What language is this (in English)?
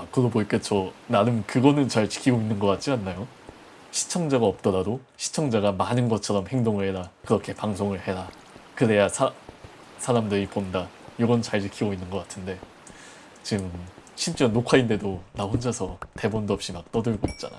Korean